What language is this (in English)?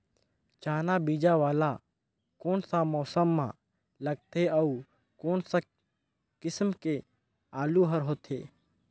Chhattisgarhi